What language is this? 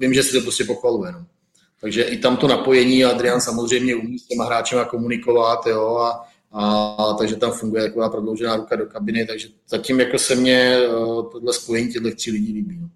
Czech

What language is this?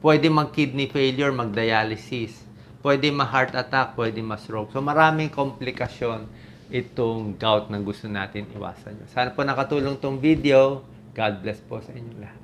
Filipino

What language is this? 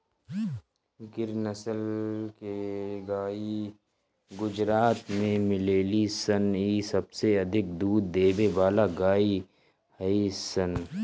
Bhojpuri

